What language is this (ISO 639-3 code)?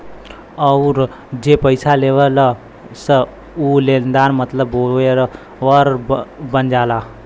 bho